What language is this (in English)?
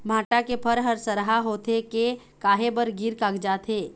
Chhattisgarhi